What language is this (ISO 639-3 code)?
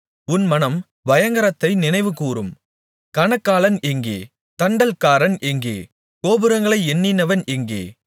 tam